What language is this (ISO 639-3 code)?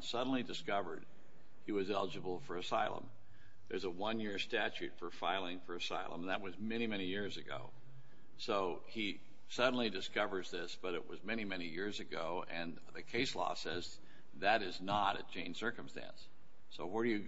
eng